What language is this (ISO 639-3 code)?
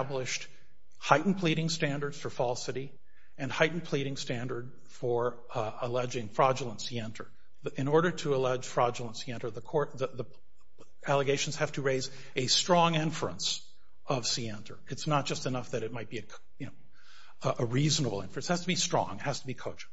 eng